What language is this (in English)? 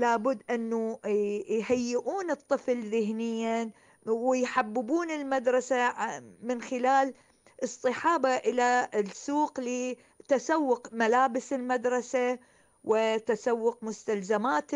Arabic